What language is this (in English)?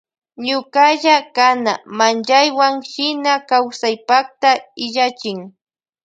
Loja Highland Quichua